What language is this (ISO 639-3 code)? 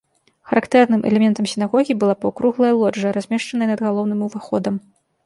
bel